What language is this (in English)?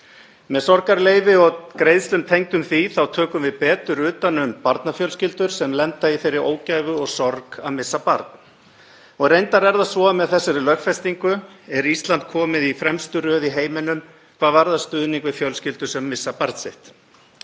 Icelandic